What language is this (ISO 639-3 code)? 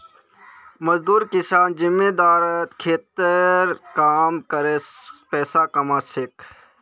mag